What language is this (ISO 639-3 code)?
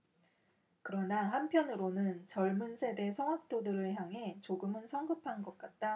kor